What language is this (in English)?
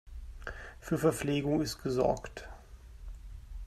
German